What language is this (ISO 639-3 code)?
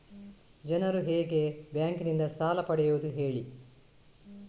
kan